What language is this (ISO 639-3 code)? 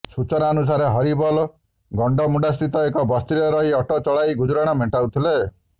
ori